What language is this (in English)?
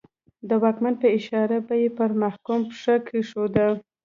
Pashto